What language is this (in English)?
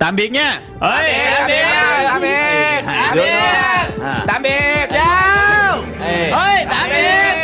Vietnamese